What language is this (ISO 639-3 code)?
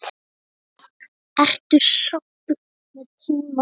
isl